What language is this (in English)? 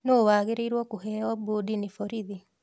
Kikuyu